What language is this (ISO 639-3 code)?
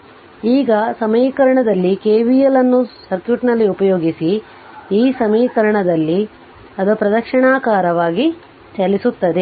kan